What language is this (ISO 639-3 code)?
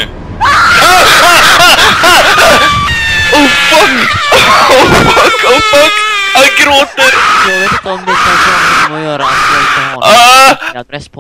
swe